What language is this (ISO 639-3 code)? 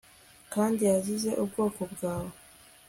kin